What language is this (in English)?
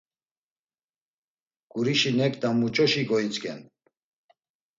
Laz